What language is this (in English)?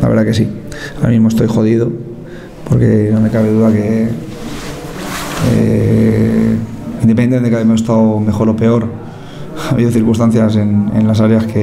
Spanish